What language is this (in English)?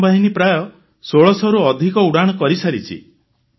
Odia